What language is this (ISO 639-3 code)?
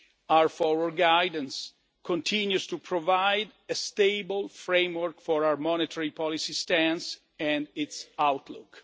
eng